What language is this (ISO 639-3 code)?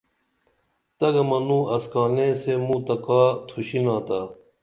dml